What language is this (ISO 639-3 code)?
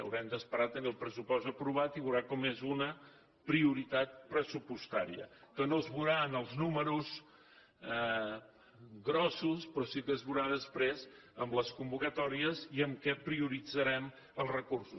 cat